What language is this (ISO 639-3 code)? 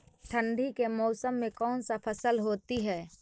mag